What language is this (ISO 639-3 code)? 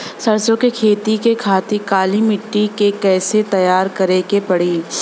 bho